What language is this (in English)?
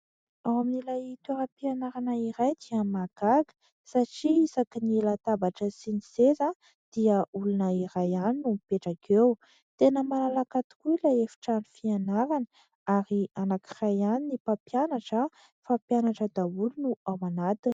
Malagasy